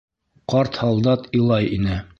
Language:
Bashkir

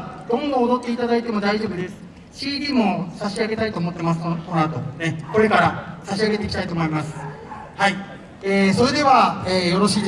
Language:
Japanese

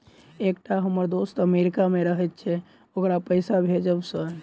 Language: Maithili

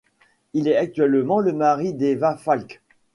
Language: French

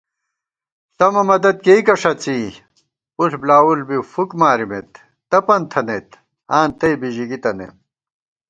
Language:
Gawar-Bati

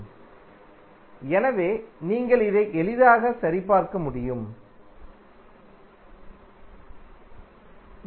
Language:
Tamil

